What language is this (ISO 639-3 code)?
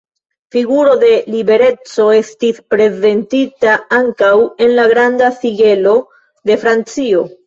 epo